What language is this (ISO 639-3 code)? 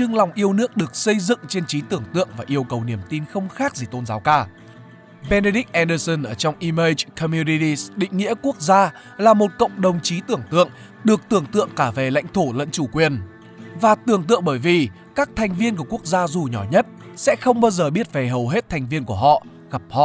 vie